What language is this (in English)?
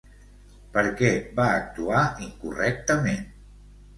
Catalan